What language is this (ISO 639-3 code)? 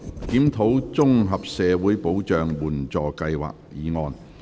yue